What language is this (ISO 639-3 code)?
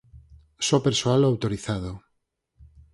glg